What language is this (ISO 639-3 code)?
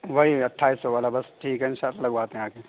urd